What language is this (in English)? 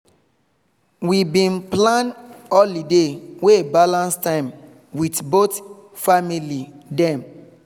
Nigerian Pidgin